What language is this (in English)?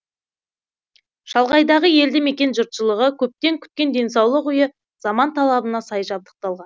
Kazakh